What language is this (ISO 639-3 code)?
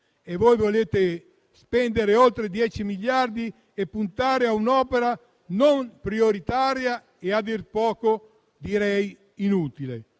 ita